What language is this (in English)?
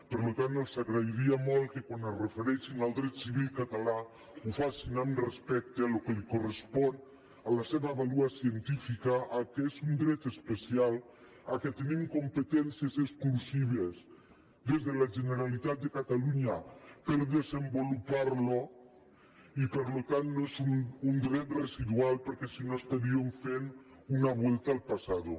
Catalan